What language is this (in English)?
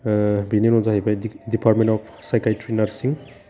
Bodo